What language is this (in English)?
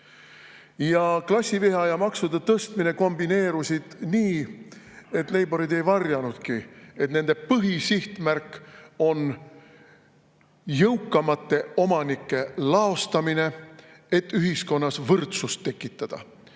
Estonian